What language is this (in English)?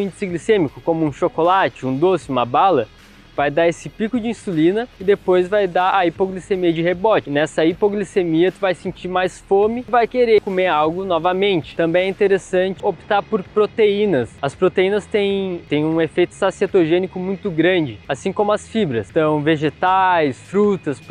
Portuguese